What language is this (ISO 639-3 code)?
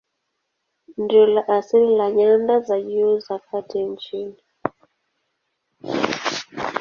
swa